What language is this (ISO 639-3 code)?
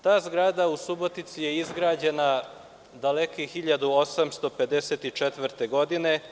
srp